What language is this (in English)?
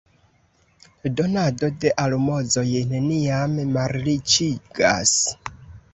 Esperanto